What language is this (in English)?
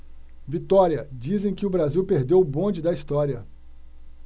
Portuguese